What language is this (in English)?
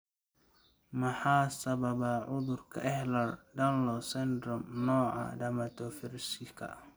Somali